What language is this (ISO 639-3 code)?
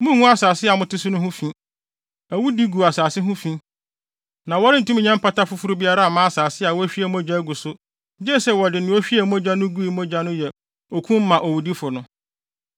aka